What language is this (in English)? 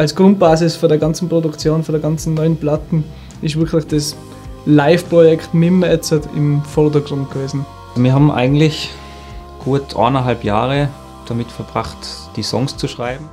German